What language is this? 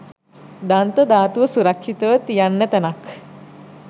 Sinhala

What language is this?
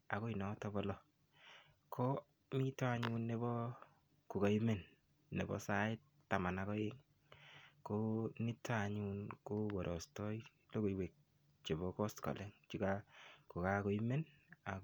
Kalenjin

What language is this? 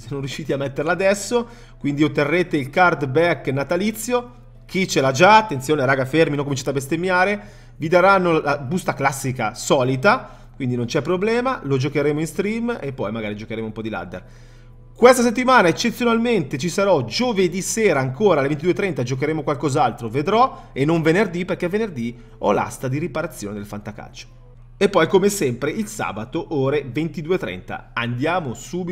Italian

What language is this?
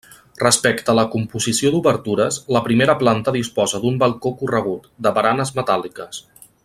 Catalan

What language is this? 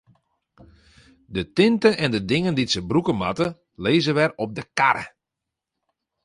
Western Frisian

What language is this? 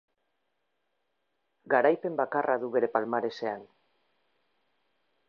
Basque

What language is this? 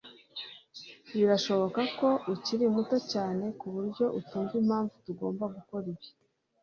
Kinyarwanda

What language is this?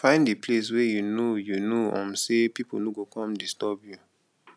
Nigerian Pidgin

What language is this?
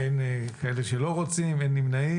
Hebrew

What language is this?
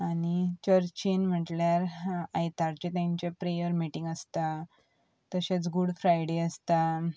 Konkani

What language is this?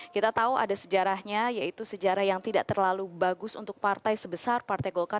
Indonesian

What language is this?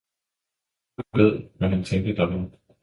Danish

